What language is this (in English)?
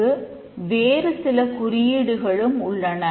Tamil